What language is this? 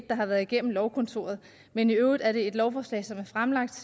Danish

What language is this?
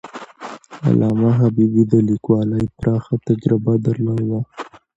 Pashto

